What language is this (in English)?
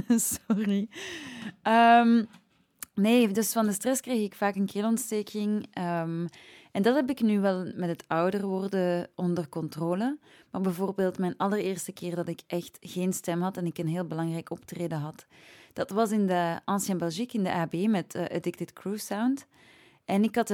Dutch